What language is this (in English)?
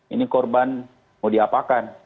Indonesian